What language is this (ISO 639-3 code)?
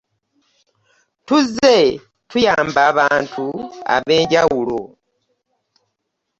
lug